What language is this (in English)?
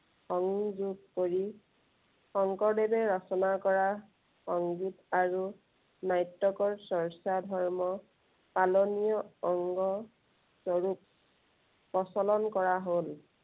Assamese